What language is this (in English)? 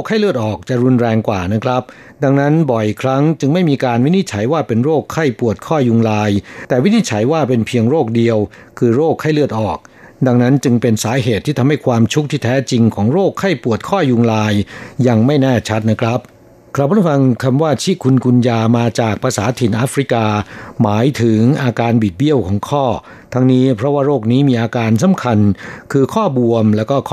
Thai